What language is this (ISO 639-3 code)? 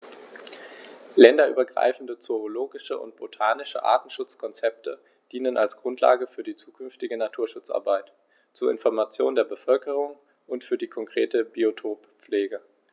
deu